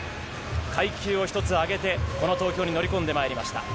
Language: Japanese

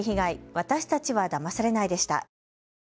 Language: Japanese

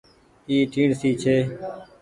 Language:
Goaria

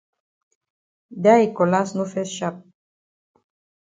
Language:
Cameroon Pidgin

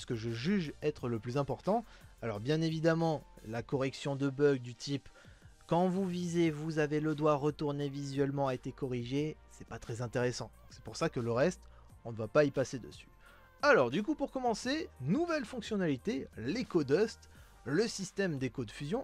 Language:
French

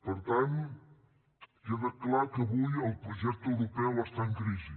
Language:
Catalan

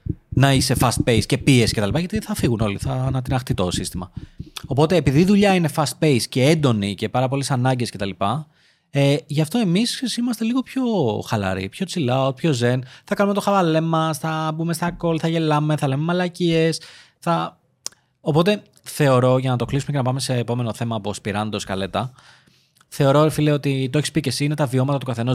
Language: Greek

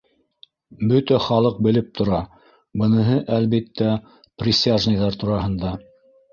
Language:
Bashkir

